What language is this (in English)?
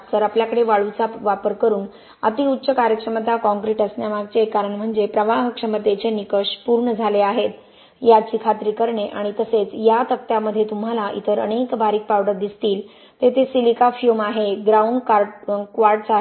Marathi